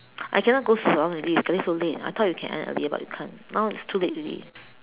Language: English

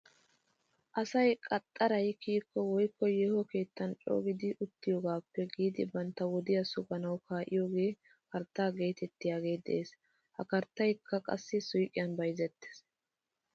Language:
Wolaytta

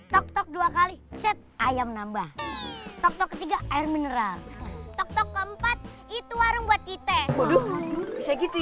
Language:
Indonesian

